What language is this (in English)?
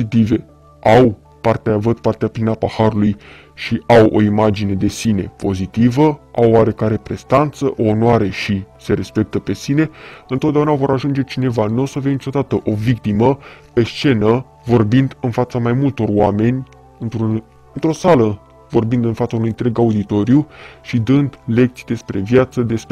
Romanian